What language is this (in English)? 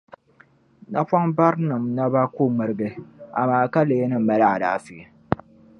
Dagbani